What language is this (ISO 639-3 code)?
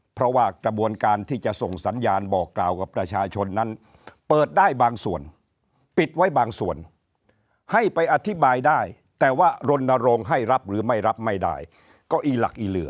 tha